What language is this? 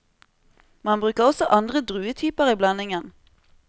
Norwegian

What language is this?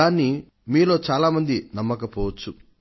Telugu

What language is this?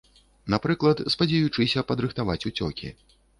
Belarusian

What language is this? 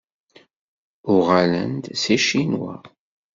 Kabyle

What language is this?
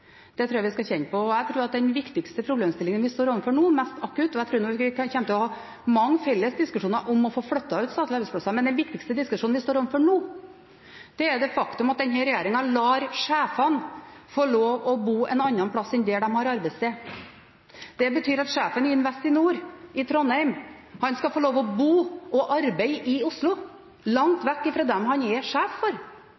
Norwegian Bokmål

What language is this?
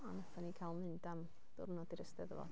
Welsh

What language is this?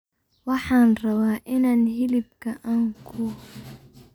Somali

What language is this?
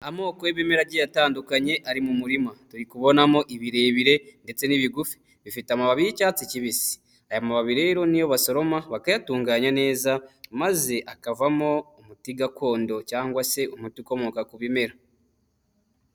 Kinyarwanda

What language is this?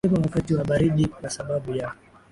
Swahili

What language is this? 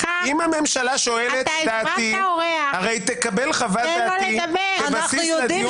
Hebrew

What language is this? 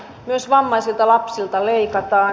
Finnish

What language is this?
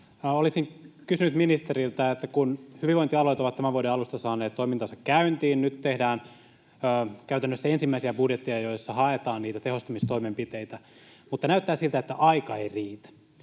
Finnish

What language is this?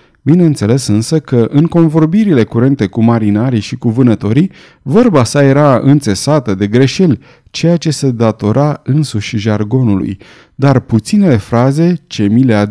Romanian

